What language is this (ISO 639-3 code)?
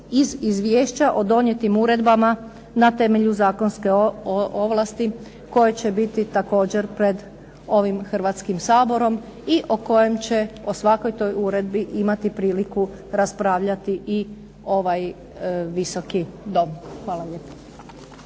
hrv